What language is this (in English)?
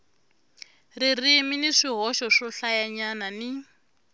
Tsonga